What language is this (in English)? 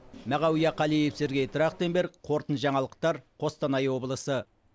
Kazakh